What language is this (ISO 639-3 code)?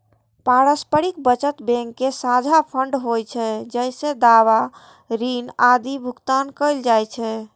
mai